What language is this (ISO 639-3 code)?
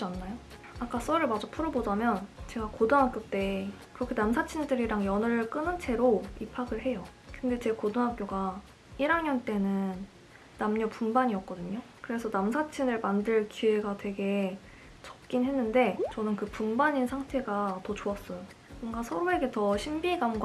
kor